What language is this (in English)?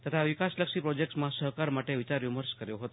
Gujarati